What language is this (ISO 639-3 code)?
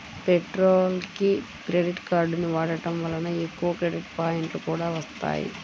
tel